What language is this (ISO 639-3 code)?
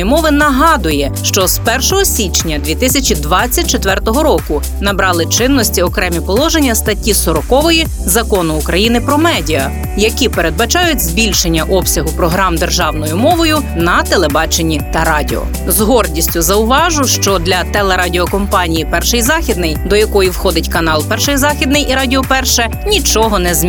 ukr